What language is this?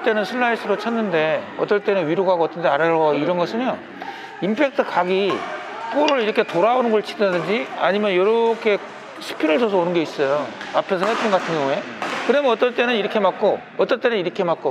Korean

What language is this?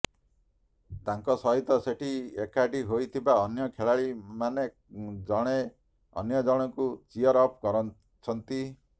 Odia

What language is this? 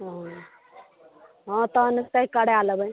Maithili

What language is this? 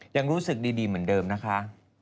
Thai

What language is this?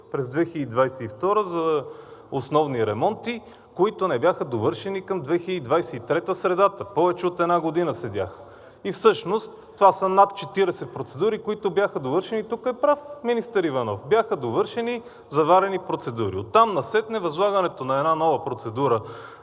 Bulgarian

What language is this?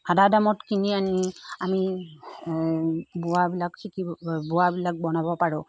Assamese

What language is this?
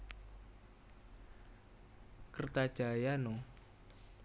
Javanese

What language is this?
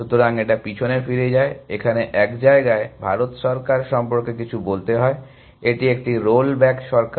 Bangla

